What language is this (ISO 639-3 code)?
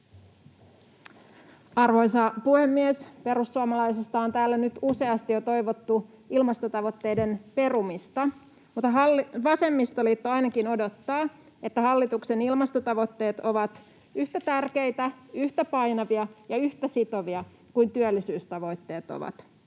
fin